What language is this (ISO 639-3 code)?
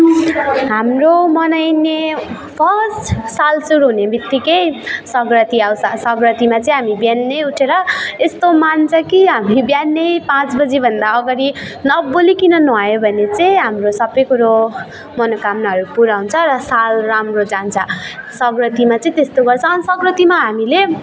nep